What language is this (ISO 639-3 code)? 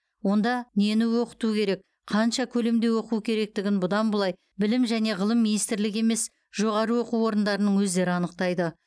kaz